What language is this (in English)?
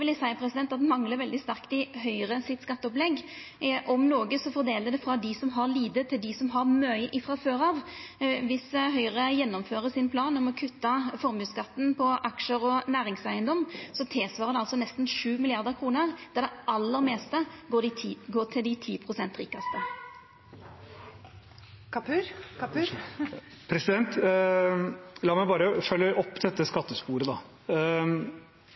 Norwegian